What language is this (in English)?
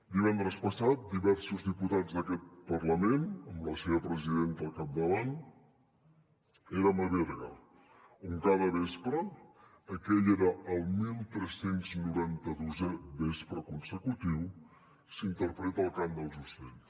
Catalan